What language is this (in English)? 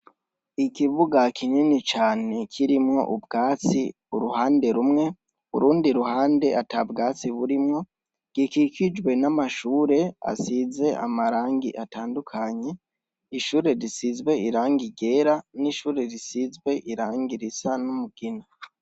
Rundi